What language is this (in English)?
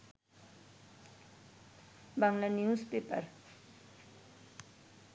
Bangla